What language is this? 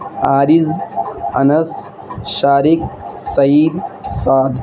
Urdu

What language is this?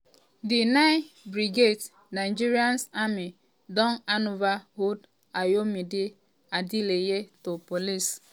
Nigerian Pidgin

